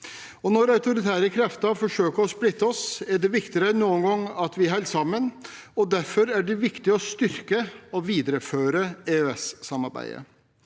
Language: Norwegian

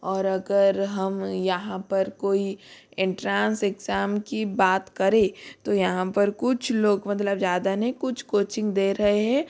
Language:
Hindi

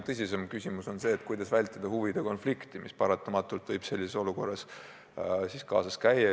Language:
Estonian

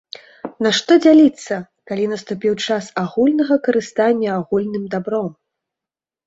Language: Belarusian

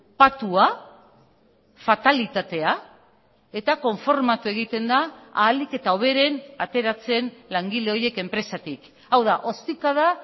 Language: Basque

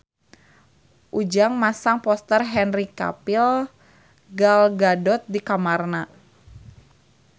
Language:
Sundanese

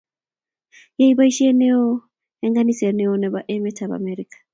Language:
Kalenjin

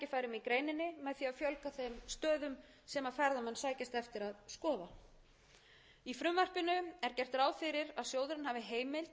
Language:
Icelandic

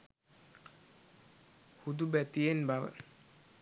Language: Sinhala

